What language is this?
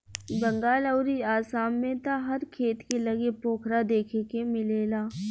Bhojpuri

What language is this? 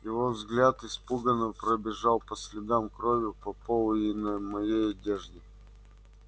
Russian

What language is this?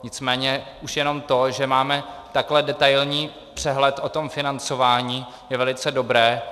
Czech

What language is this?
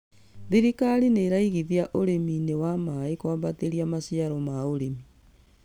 Kikuyu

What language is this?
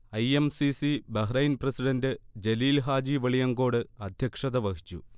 Malayalam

